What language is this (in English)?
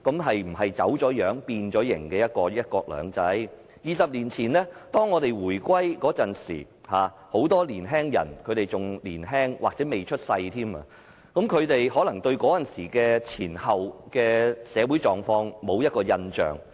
Cantonese